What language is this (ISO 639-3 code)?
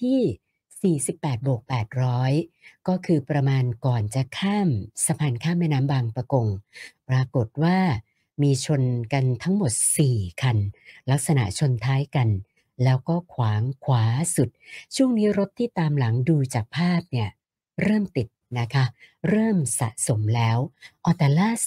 tha